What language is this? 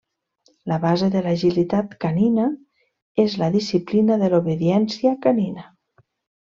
Catalan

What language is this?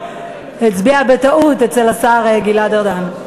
Hebrew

